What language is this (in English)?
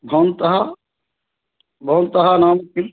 Sanskrit